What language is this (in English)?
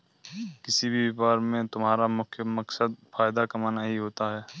Hindi